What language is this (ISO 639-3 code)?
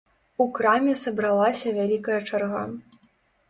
bel